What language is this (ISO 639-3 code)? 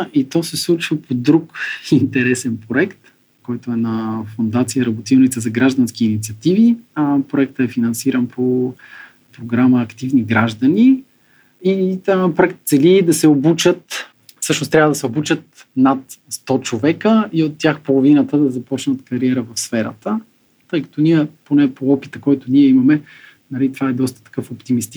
bul